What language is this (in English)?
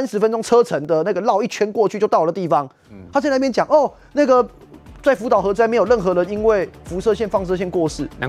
Chinese